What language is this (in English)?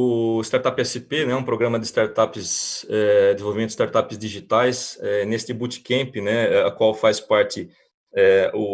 Portuguese